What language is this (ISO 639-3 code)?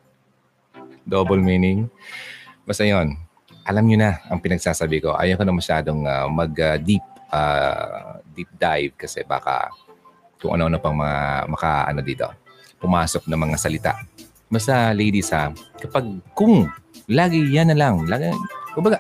fil